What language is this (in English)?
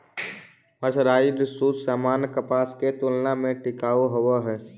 Magahi